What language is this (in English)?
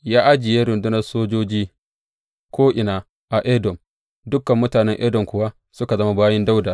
Hausa